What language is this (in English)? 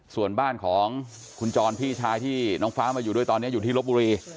Thai